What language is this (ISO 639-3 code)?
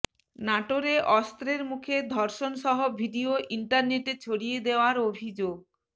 ben